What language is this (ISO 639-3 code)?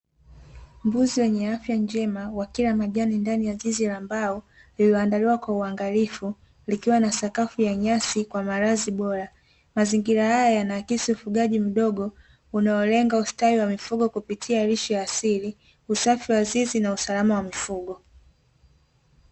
swa